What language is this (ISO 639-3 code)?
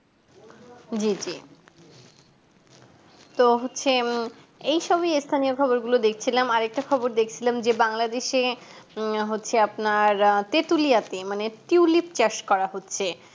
ben